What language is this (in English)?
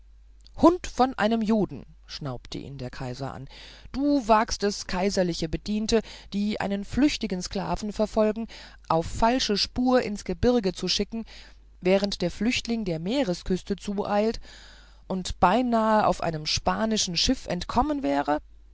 German